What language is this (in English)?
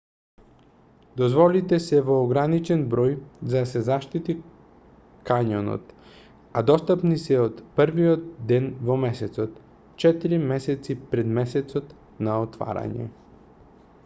Macedonian